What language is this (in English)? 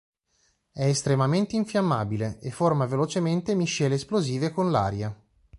Italian